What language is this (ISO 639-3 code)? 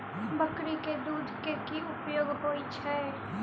mai